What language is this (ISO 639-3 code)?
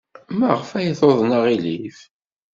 kab